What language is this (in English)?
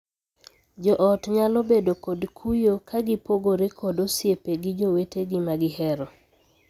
Luo (Kenya and Tanzania)